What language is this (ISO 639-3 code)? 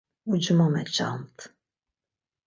lzz